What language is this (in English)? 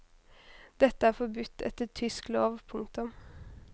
Norwegian